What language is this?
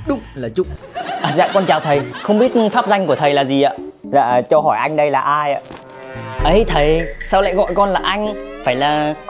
Vietnamese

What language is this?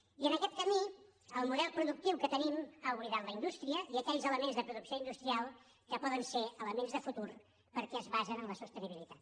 Catalan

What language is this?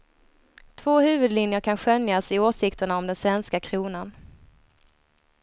Swedish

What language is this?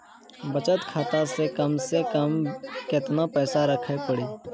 Maithili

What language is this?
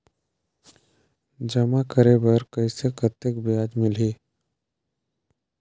Chhattisgarhi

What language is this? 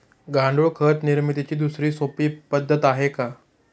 Marathi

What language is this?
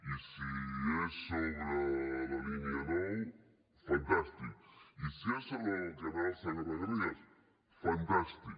Catalan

